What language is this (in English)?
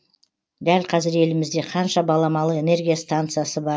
Kazakh